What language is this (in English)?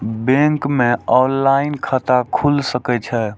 Maithili